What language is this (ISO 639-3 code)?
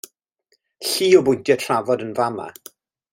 cym